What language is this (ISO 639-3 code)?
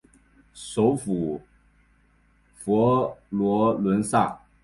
zho